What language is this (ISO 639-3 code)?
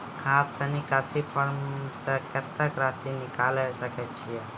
mai